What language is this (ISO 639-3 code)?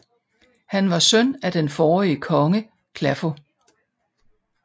dan